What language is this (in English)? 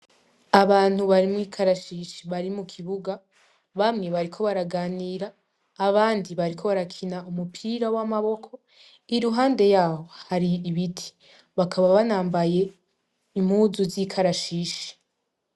Rundi